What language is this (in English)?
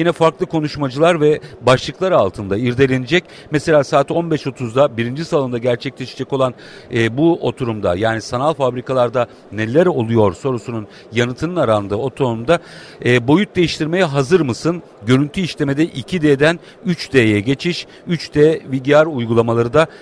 Turkish